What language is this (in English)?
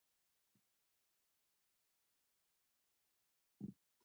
Pashto